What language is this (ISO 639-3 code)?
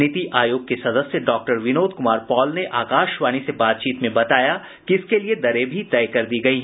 hin